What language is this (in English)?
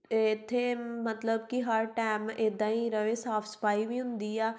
Punjabi